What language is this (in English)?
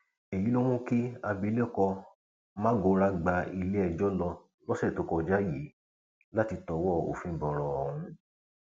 Yoruba